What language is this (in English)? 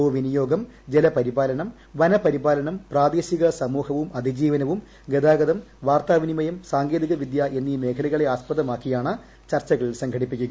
Malayalam